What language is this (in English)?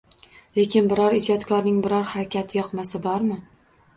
Uzbek